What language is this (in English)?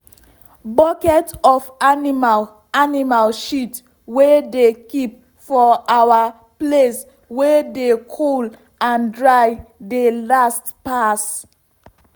Nigerian Pidgin